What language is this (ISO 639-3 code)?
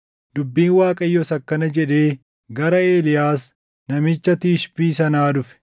orm